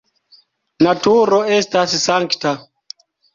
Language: Esperanto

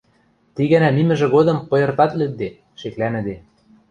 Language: Western Mari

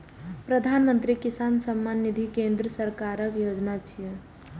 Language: Maithili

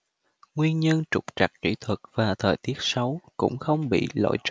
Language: Vietnamese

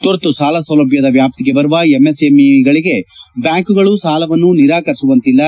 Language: Kannada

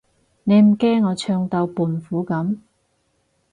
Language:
Cantonese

